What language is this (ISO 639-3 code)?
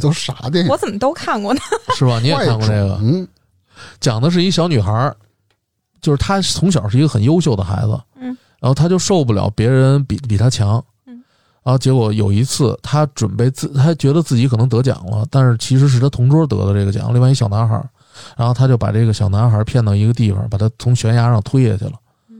zho